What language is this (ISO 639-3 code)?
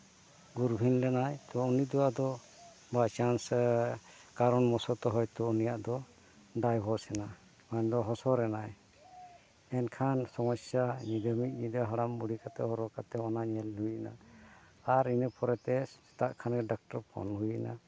sat